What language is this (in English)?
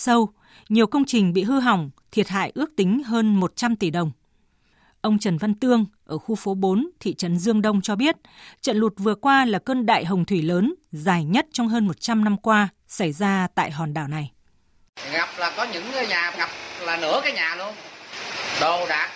Vietnamese